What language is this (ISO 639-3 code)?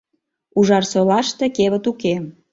chm